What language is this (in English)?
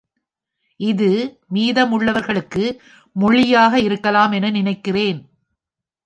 Tamil